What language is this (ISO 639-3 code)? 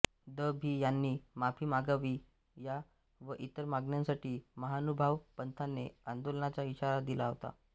mar